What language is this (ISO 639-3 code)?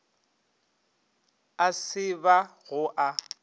nso